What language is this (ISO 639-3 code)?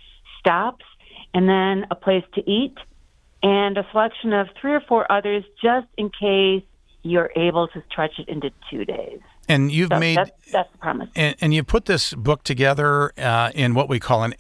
eng